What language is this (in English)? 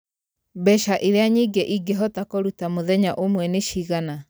Kikuyu